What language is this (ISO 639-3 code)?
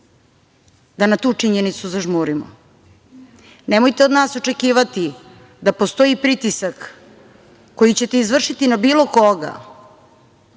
srp